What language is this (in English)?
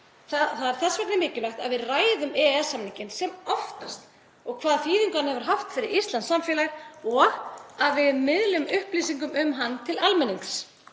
Icelandic